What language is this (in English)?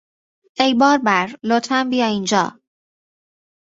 Persian